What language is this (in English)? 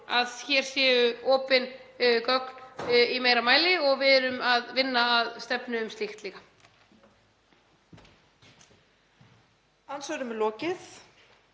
Icelandic